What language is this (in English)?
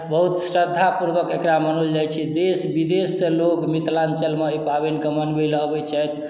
Maithili